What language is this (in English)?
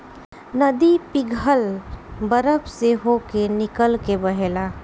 Bhojpuri